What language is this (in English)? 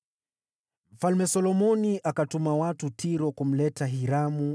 Swahili